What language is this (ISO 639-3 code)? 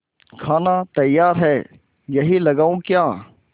hin